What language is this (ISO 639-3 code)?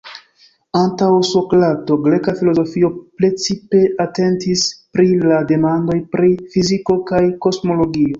epo